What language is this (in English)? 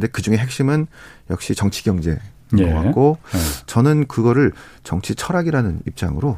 Korean